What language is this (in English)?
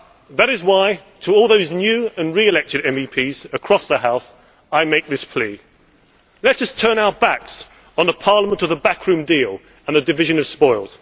English